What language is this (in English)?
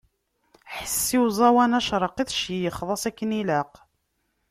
Kabyle